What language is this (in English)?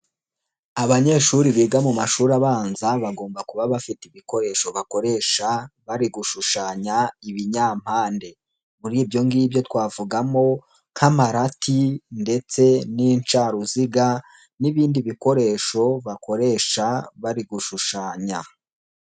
Kinyarwanda